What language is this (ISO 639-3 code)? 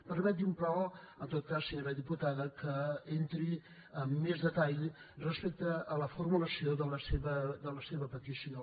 cat